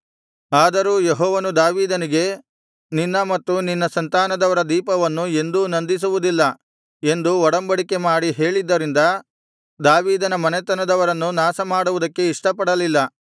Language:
Kannada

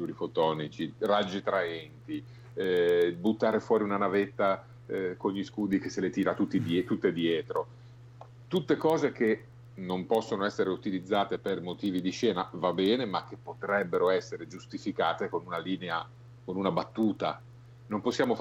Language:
Italian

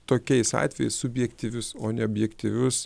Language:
Lithuanian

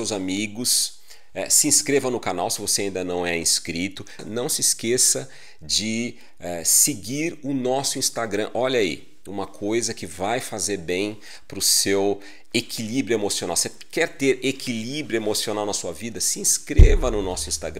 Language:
Portuguese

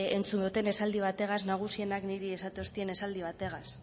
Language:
Basque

